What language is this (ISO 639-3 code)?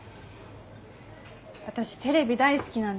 jpn